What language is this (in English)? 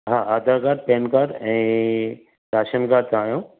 Sindhi